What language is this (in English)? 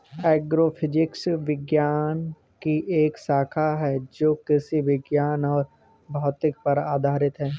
Hindi